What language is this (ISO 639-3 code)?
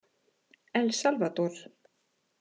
isl